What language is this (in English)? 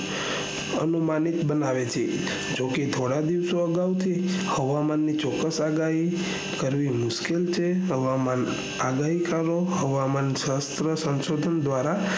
Gujarati